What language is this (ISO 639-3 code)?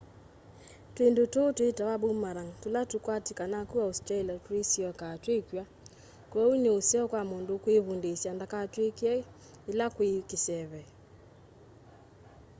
kam